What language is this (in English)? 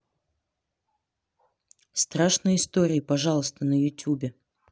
Russian